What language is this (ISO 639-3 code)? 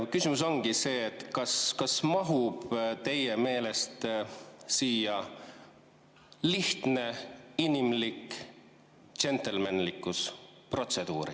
est